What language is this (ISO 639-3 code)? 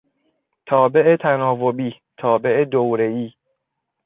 fas